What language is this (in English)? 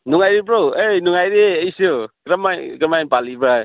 Manipuri